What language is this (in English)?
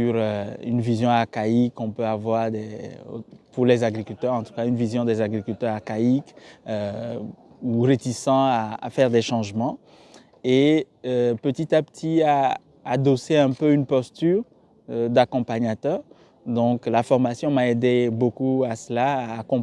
French